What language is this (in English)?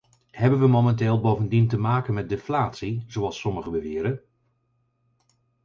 Dutch